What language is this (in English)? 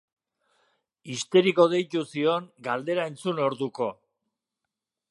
Basque